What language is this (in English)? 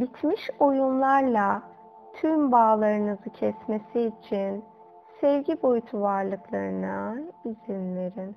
Turkish